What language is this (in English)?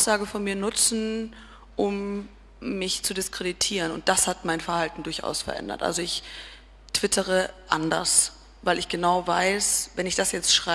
German